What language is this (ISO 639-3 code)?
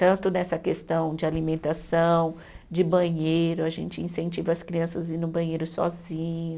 por